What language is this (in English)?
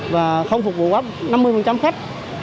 Vietnamese